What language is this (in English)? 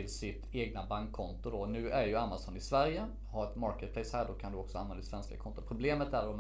Swedish